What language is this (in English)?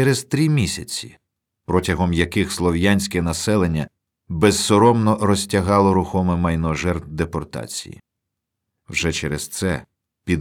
Ukrainian